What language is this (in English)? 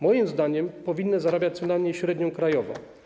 Polish